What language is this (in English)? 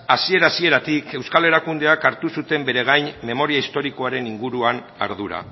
Basque